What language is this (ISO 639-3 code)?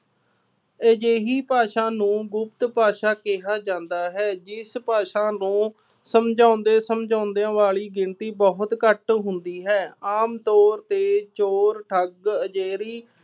pan